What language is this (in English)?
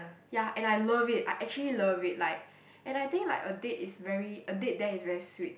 English